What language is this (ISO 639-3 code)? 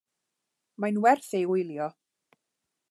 cym